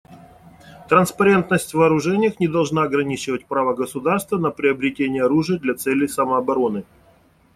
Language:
Russian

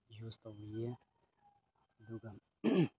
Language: Manipuri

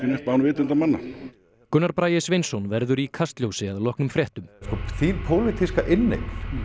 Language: Icelandic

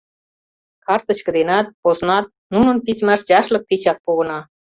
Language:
Mari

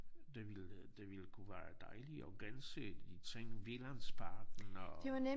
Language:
Danish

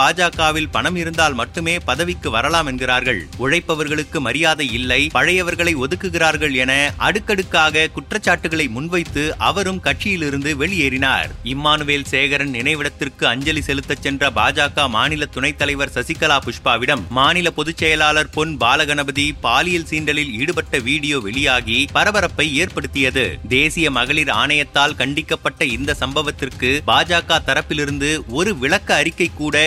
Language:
Tamil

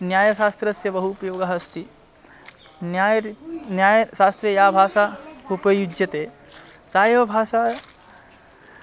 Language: Sanskrit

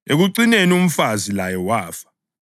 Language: North Ndebele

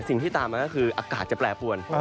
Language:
Thai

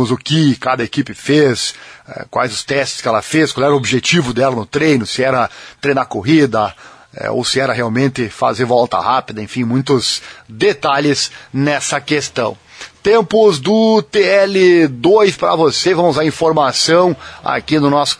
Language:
Portuguese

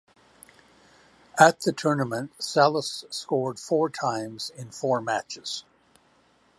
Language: English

